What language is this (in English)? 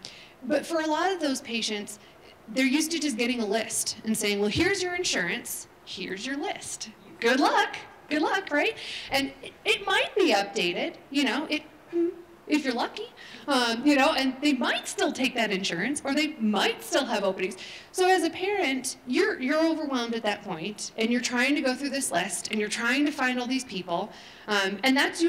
English